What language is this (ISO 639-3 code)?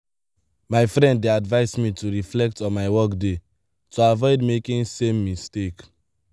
pcm